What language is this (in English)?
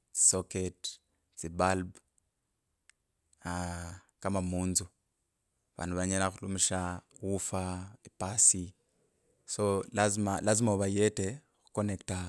Kabras